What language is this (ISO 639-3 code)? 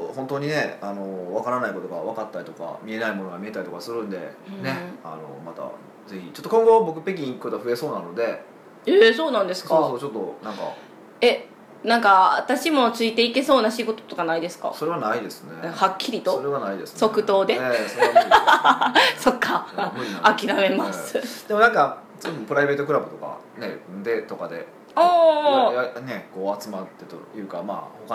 jpn